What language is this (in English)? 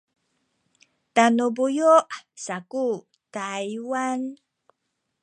Sakizaya